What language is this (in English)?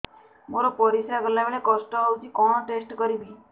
Odia